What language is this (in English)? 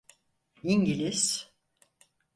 Turkish